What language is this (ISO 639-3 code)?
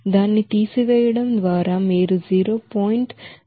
tel